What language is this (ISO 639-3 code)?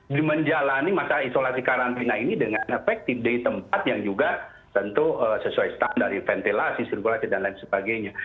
ind